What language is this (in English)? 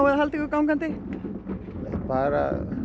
Icelandic